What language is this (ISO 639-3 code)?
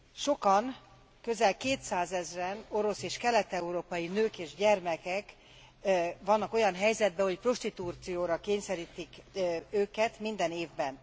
hun